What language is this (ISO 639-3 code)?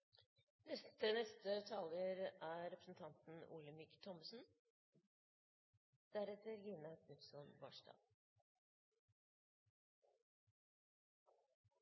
nob